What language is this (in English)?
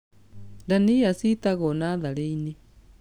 Kikuyu